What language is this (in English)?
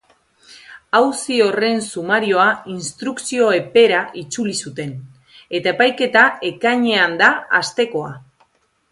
Basque